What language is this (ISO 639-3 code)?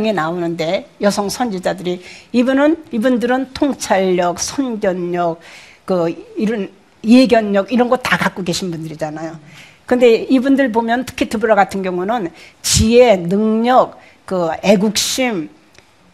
kor